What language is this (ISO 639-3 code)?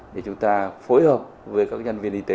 vie